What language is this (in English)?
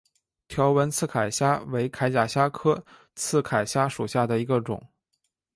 Chinese